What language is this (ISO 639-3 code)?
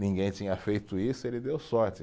por